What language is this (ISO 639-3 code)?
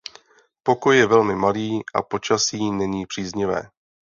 ces